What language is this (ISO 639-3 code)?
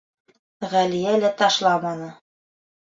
bak